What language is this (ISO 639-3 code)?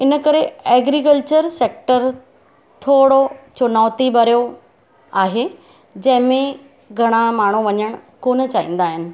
snd